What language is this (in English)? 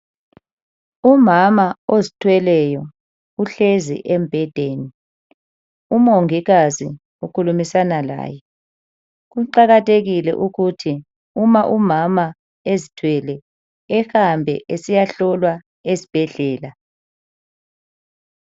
North Ndebele